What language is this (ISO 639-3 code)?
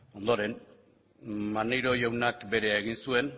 eus